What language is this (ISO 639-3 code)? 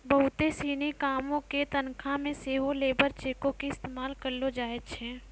mai